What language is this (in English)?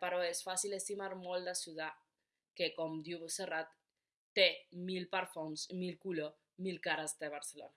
Italian